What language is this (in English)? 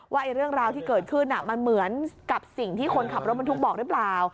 Thai